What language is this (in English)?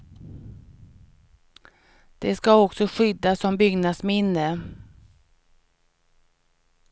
Swedish